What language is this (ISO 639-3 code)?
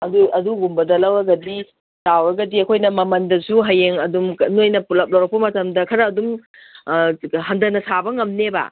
mni